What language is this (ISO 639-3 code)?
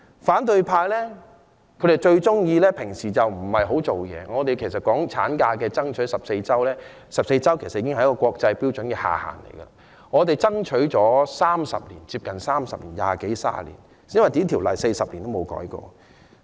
yue